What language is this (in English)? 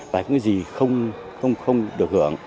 Vietnamese